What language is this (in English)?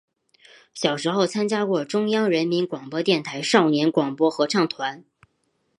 Chinese